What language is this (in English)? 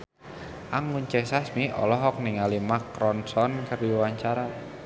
Sundanese